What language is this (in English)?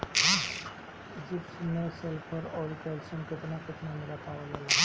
Bhojpuri